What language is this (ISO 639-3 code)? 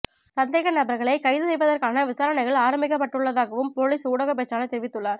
tam